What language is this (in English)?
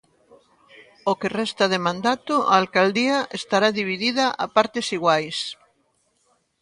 Galician